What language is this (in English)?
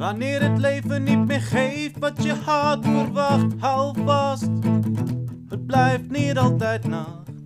Dutch